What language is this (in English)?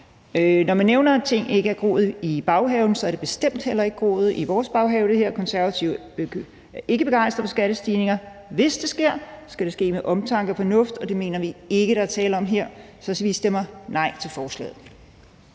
Danish